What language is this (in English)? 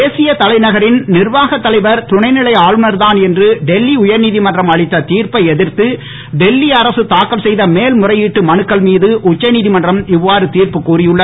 Tamil